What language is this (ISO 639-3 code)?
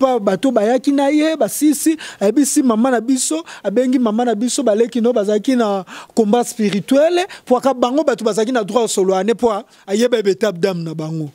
fra